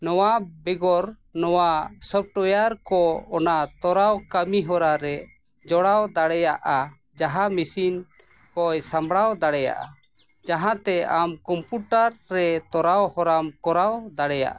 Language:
Santali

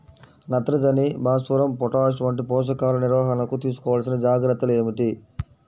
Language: Telugu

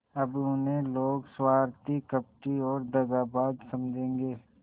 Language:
Hindi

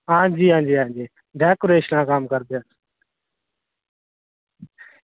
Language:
Dogri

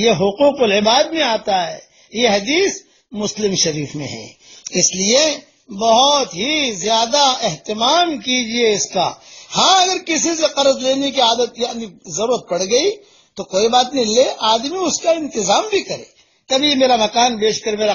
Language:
Arabic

